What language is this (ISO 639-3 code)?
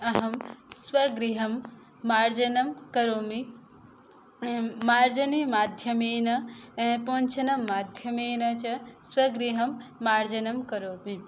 san